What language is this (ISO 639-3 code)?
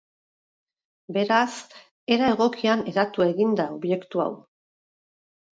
eus